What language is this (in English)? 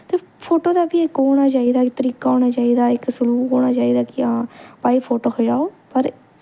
Dogri